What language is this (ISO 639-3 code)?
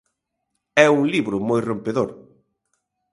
glg